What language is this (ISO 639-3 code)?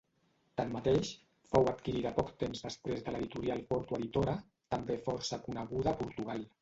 cat